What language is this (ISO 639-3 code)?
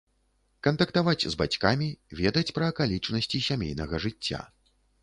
bel